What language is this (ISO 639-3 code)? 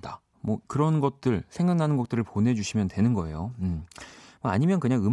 kor